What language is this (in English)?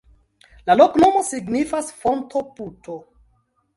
Esperanto